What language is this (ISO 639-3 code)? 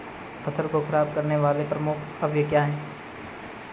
hin